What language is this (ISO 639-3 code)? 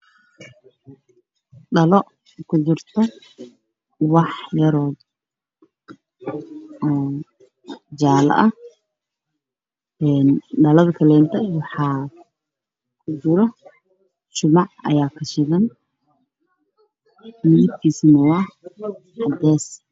som